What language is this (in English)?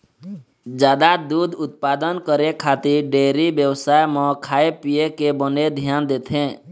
Chhattisgarhi